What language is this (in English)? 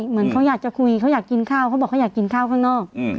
Thai